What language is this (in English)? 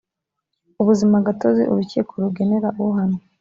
Kinyarwanda